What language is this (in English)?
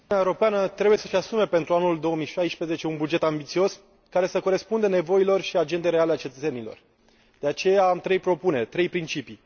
Romanian